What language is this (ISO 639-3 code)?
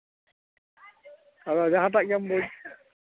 sat